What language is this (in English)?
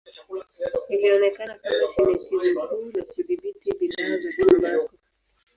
Swahili